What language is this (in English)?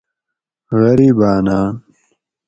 Gawri